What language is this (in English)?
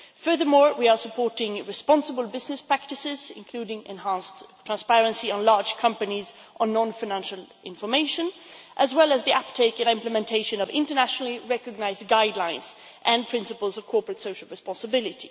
English